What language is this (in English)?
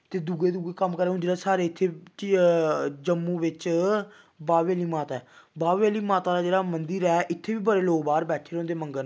Dogri